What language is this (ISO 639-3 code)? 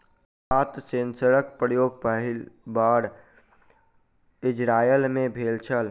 mai